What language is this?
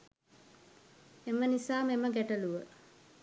Sinhala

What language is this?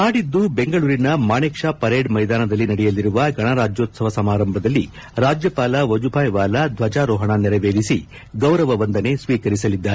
Kannada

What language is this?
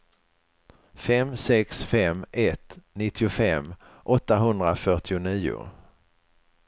Swedish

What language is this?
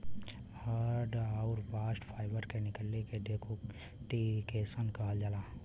Bhojpuri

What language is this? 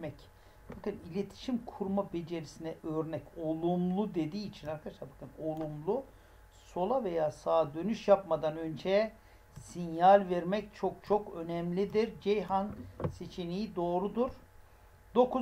Turkish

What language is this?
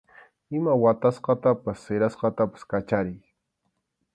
Arequipa-La Unión Quechua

